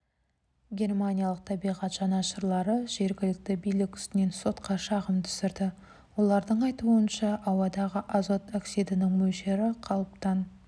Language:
Kazakh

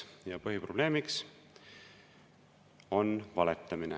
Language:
Estonian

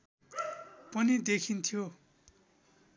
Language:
Nepali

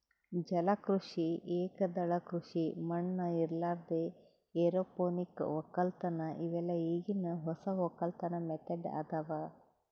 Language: Kannada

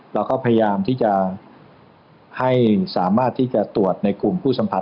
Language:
Thai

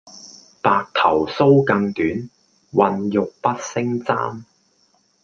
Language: Cantonese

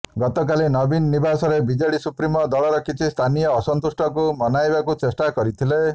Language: Odia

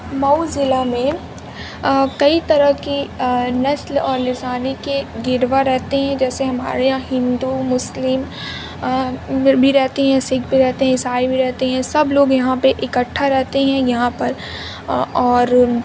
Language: Urdu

